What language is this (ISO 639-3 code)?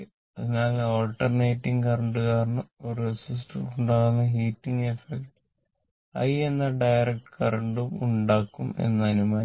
mal